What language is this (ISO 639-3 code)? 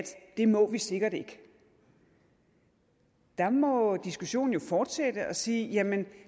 dan